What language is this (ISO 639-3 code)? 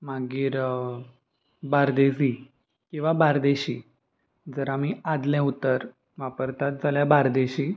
kok